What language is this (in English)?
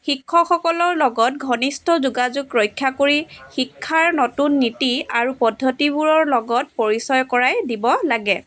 Assamese